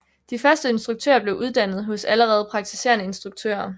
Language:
Danish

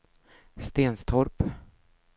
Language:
Swedish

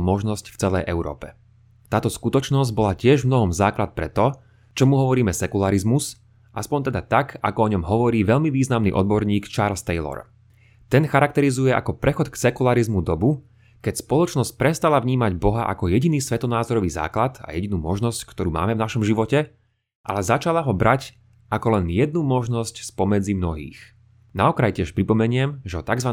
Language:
Slovak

